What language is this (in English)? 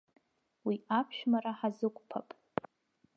Abkhazian